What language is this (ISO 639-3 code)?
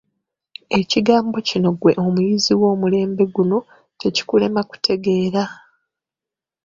lug